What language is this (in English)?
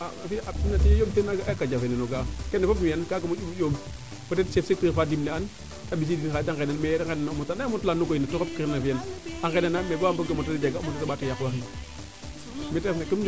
Serer